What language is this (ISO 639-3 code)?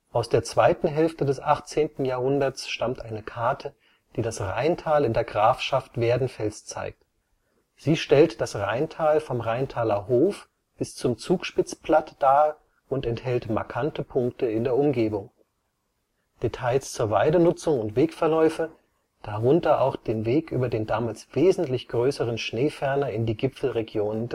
deu